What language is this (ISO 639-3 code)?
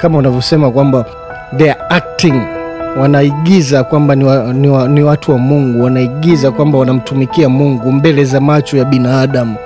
swa